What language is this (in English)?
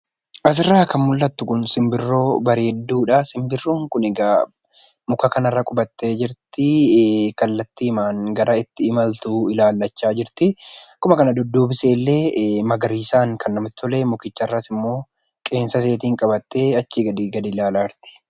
Oromo